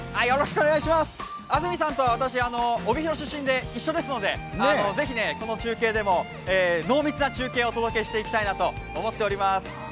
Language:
Japanese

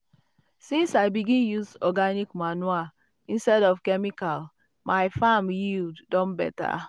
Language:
Nigerian Pidgin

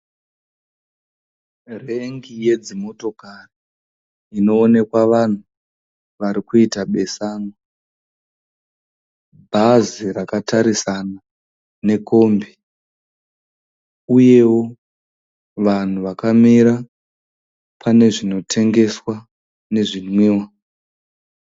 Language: Shona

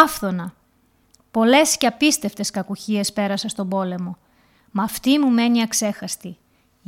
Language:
Greek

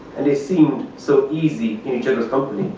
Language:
English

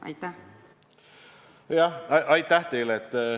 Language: Estonian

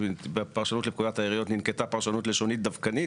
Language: Hebrew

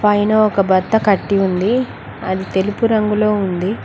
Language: Telugu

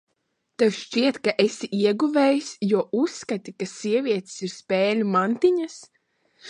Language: Latvian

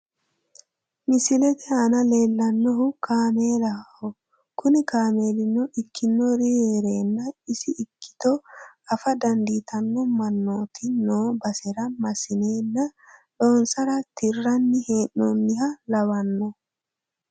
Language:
Sidamo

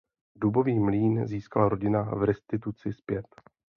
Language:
Czech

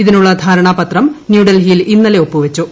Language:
Malayalam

